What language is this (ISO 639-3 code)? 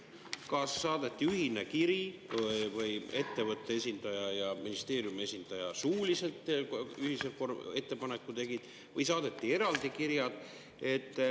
est